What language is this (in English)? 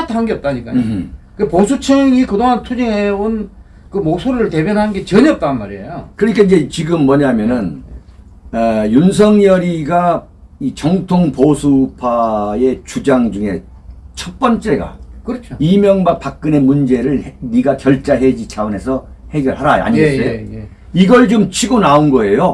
Korean